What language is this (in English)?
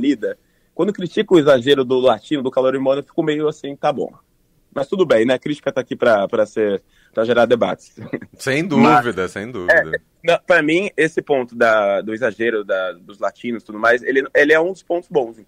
Portuguese